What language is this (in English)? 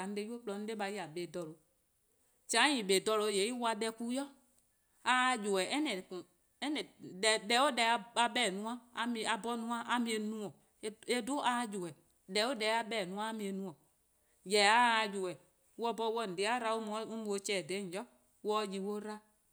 Eastern Krahn